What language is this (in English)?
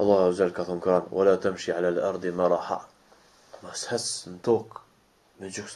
Romanian